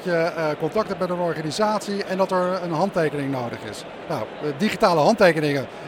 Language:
Dutch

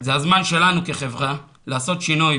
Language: Hebrew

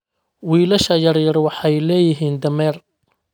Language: Somali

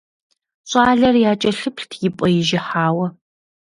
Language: Kabardian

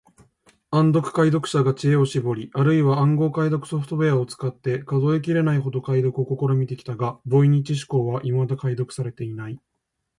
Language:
Japanese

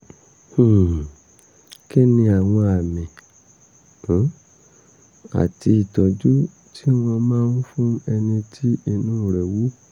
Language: Yoruba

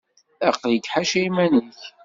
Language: Kabyle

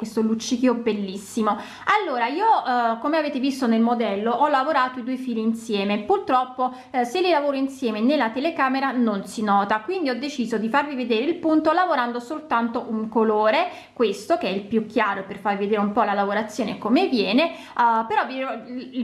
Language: Italian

